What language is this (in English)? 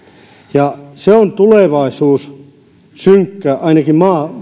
Finnish